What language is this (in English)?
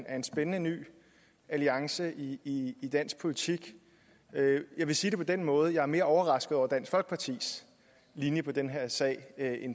Danish